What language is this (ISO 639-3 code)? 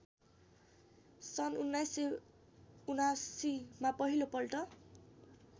nep